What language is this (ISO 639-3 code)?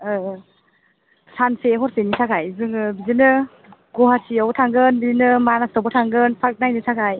brx